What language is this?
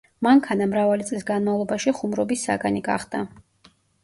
Georgian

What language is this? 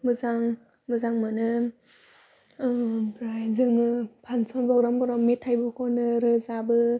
Bodo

